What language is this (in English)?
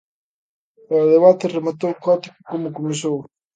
Galician